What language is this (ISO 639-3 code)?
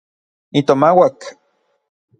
nlv